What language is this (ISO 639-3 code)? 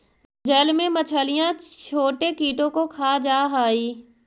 mag